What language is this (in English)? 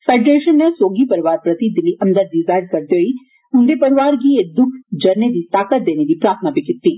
Dogri